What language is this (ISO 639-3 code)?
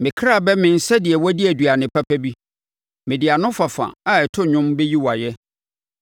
aka